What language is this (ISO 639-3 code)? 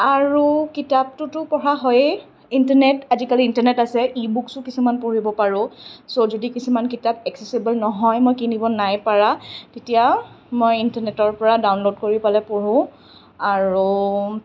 asm